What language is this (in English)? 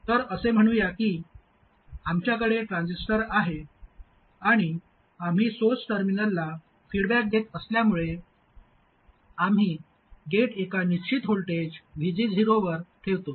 Marathi